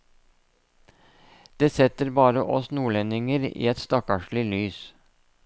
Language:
Norwegian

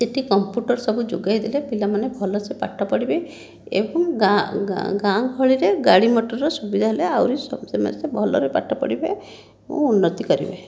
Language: Odia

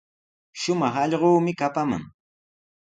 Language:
Sihuas Ancash Quechua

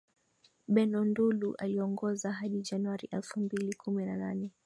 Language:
Swahili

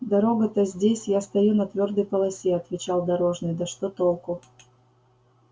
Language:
Russian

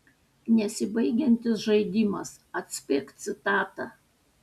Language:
Lithuanian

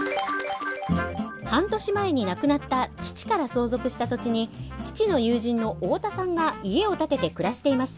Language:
Japanese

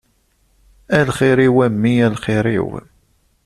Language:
Kabyle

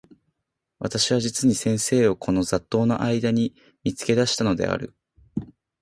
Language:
Japanese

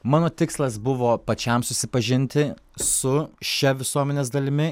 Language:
Lithuanian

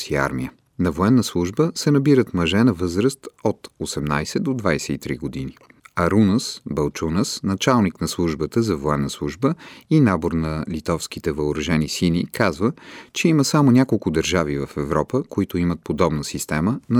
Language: Bulgarian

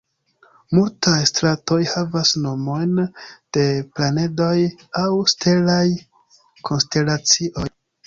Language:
Esperanto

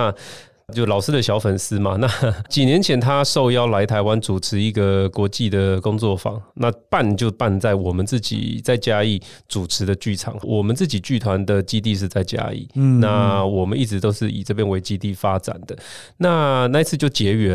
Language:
Chinese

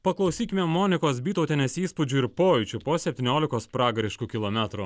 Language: Lithuanian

